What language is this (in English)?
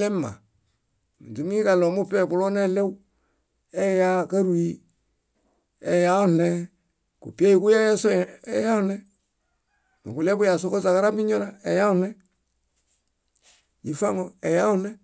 Bayot